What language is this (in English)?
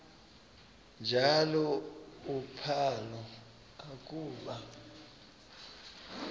Xhosa